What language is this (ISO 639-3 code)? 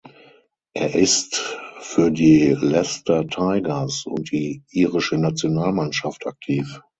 deu